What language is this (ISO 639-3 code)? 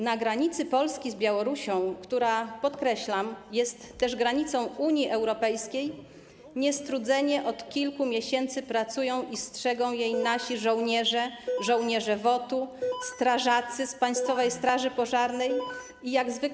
pol